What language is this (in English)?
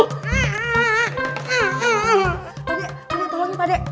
Indonesian